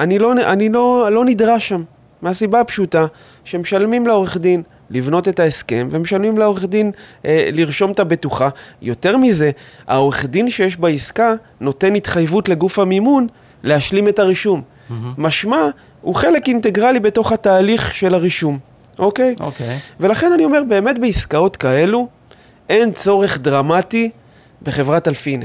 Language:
Hebrew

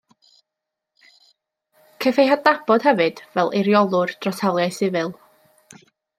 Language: Welsh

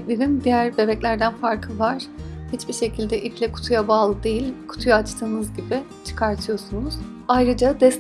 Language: Turkish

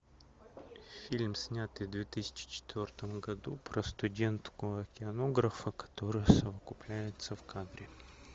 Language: Russian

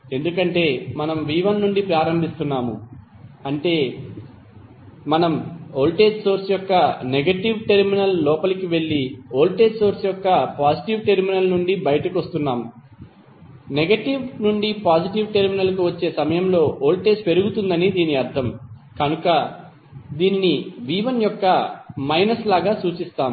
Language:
Telugu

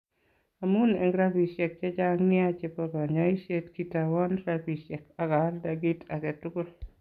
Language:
Kalenjin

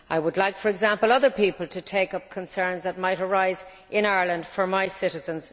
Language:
English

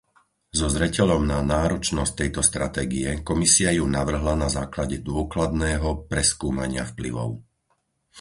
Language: Slovak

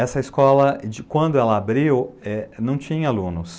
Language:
Portuguese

